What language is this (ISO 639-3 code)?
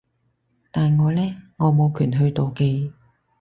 yue